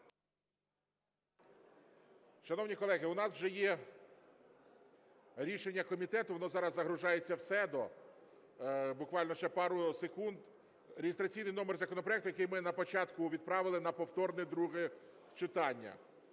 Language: Ukrainian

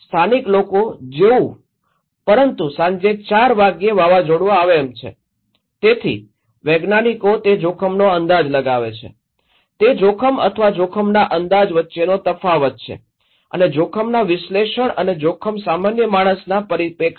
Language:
Gujarati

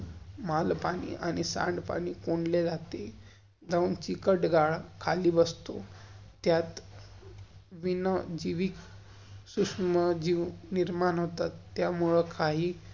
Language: Marathi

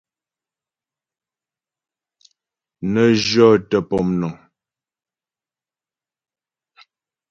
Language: Ghomala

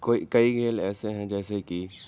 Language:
Urdu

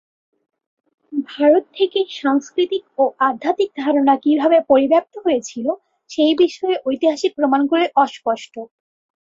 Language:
Bangla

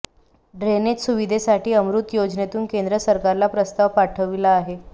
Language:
Marathi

